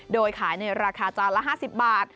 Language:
Thai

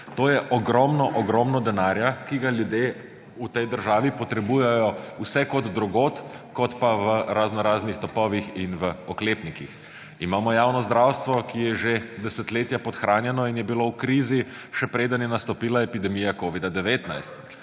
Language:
Slovenian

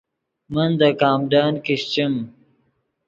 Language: Yidgha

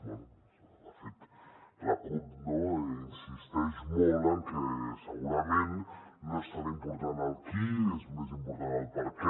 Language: Catalan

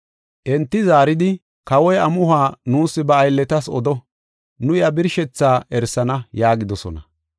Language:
Gofa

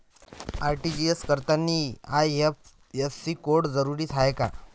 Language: Marathi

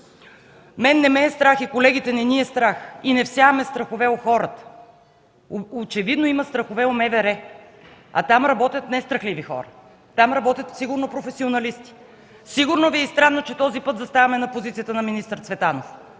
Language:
Bulgarian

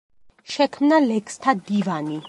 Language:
Georgian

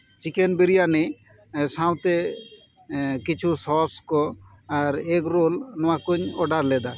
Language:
Santali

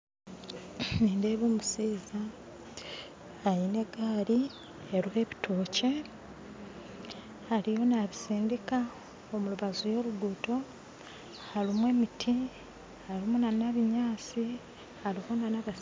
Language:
Nyankole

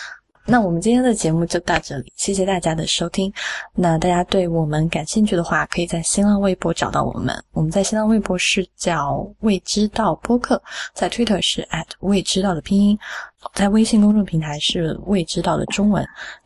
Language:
Chinese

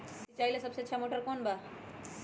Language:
Magahi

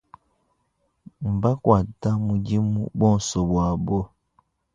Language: Luba-Lulua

